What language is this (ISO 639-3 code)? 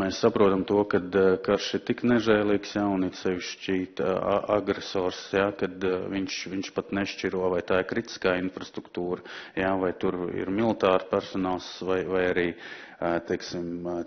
lav